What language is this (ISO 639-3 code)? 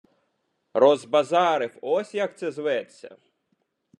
ukr